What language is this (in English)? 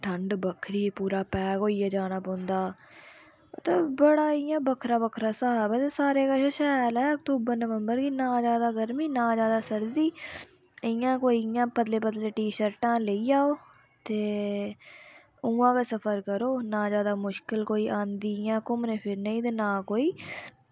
Dogri